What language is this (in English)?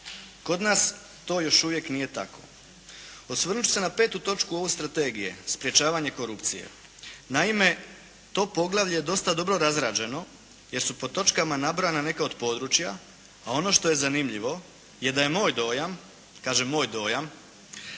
Croatian